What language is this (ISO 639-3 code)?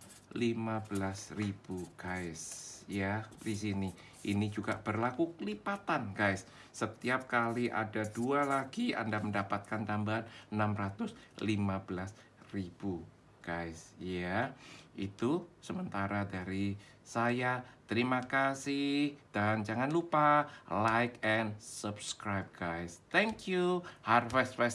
ind